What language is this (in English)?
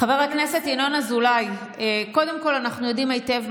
Hebrew